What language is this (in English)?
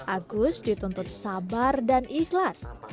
Indonesian